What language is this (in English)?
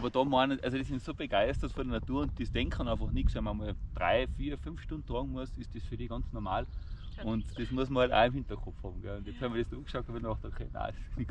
German